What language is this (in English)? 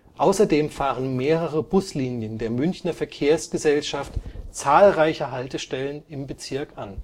German